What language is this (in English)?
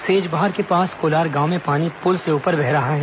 Hindi